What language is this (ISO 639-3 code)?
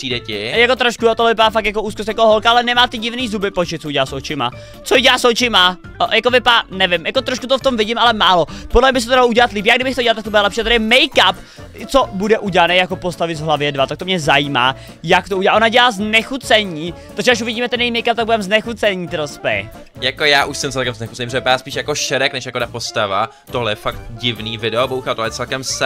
ces